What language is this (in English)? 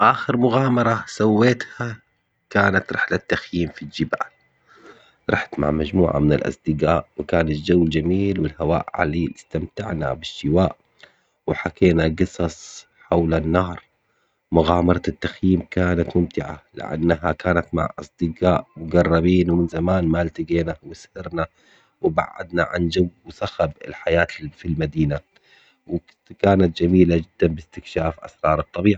Omani Arabic